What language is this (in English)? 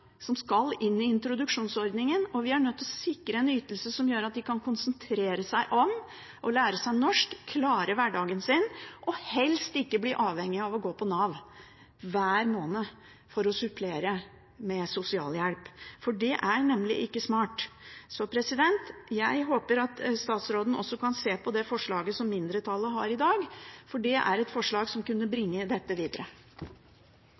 Norwegian Bokmål